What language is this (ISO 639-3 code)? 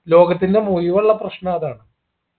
mal